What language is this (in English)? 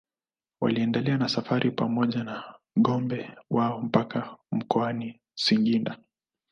Swahili